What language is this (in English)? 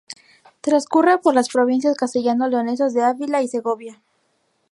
Spanish